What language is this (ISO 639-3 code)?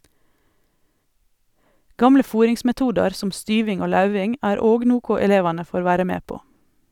nor